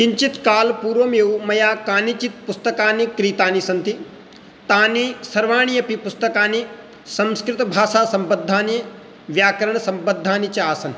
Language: Sanskrit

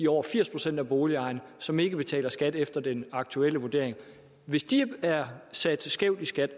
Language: Danish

